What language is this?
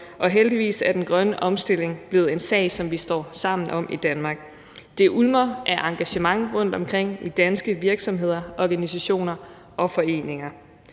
Danish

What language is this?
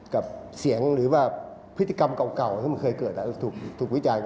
Thai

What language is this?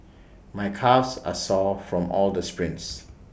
English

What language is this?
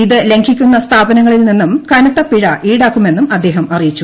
Malayalam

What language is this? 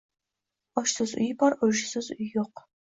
Uzbek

